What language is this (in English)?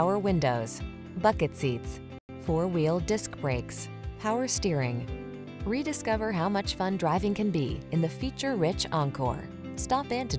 English